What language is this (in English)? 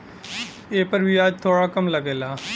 Bhojpuri